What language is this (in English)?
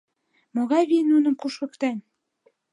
Mari